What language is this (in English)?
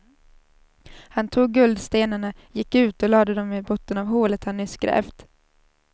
Swedish